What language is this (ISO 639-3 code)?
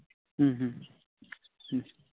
sat